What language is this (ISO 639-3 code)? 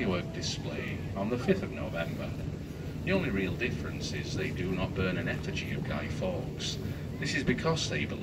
eng